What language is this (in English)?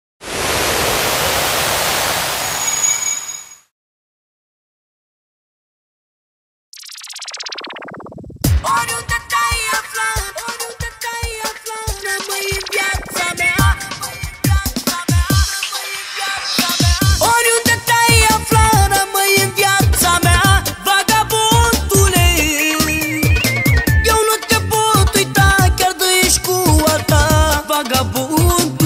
Romanian